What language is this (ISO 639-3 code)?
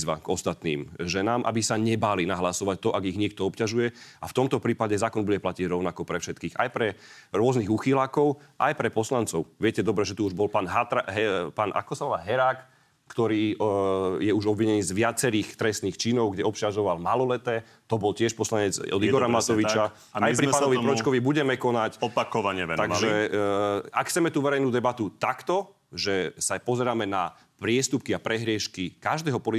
slk